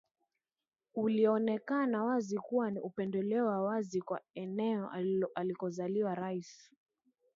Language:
Swahili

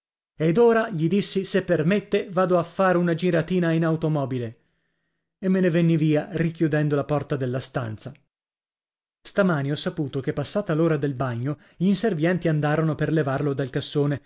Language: Italian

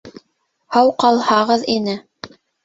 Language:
Bashkir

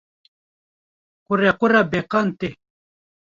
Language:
Kurdish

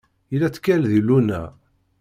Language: Kabyle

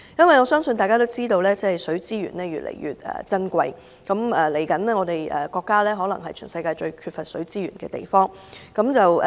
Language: Cantonese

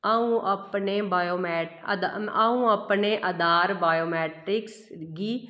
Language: Dogri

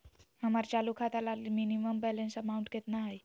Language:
Magahi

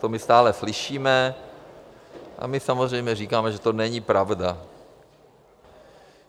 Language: Czech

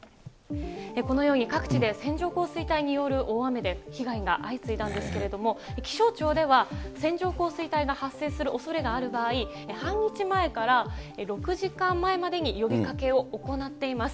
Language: Japanese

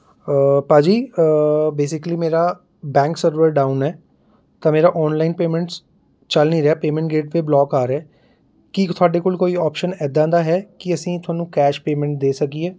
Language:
Punjabi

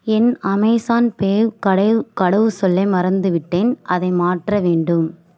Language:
Tamil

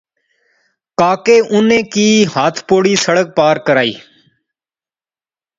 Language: Pahari-Potwari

